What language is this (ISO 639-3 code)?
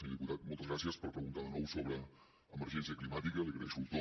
cat